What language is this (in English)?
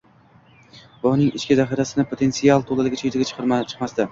Uzbek